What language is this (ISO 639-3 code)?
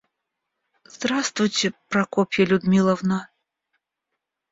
rus